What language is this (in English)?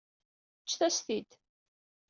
Kabyle